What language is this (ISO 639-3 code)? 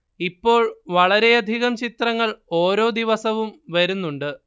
mal